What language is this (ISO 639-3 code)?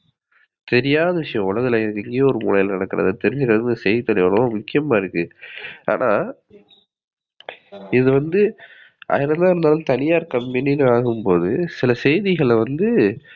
tam